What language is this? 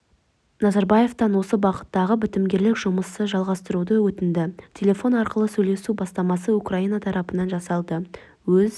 Kazakh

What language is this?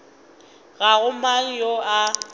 Northern Sotho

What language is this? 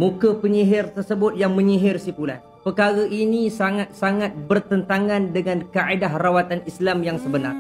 Malay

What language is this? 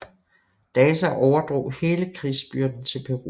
Danish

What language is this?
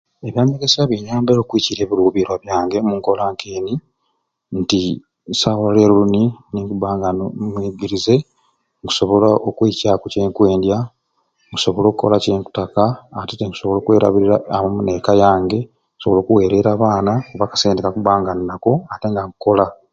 Ruuli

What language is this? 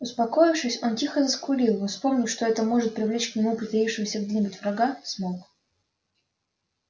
Russian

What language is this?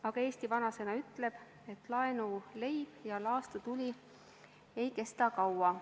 Estonian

